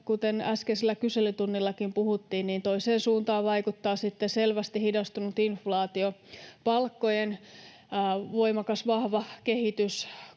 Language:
Finnish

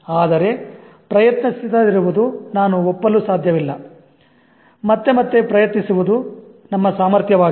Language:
Kannada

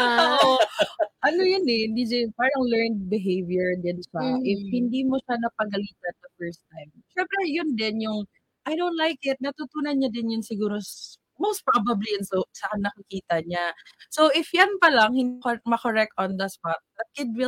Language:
Filipino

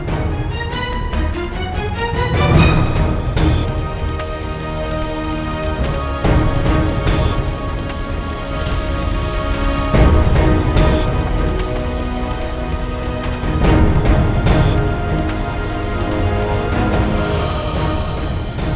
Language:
Indonesian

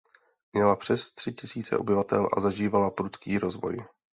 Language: Czech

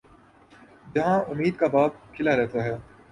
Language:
Urdu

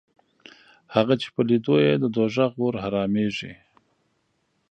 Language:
Pashto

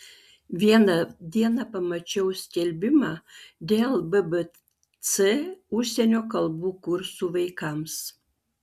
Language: Lithuanian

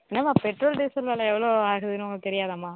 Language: Tamil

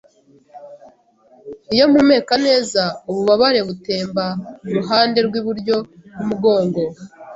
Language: Kinyarwanda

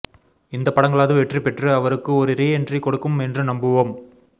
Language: Tamil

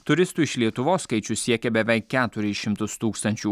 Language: Lithuanian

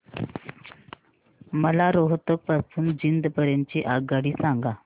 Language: Marathi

